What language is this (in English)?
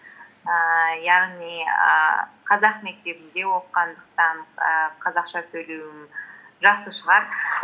Kazakh